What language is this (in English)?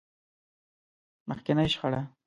Pashto